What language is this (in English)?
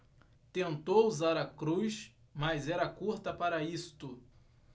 Portuguese